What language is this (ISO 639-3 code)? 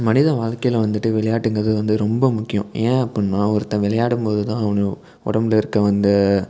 tam